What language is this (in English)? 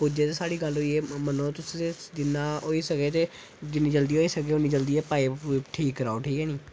Dogri